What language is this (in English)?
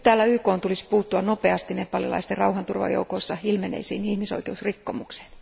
Finnish